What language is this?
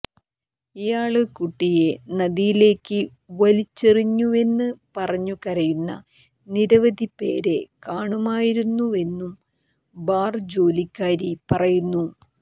Malayalam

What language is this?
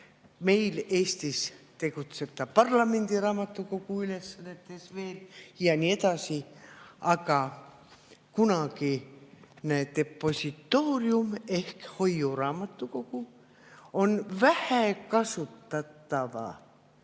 Estonian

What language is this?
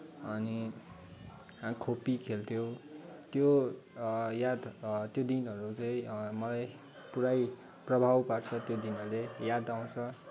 Nepali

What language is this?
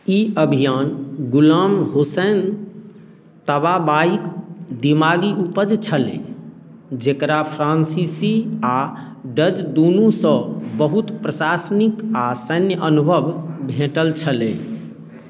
Maithili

